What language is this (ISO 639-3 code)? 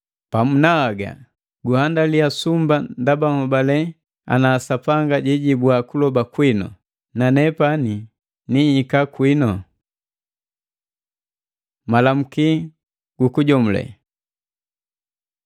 mgv